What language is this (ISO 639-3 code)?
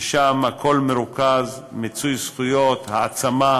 heb